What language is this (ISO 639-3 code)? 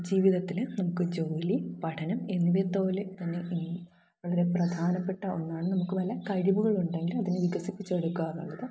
mal